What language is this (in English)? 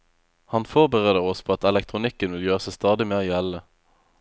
Norwegian